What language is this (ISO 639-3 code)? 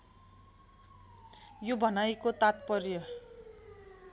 nep